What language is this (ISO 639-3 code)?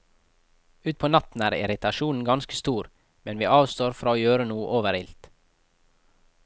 nor